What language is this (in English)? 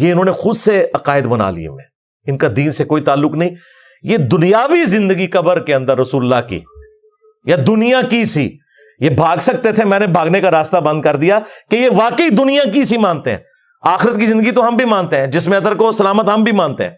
Urdu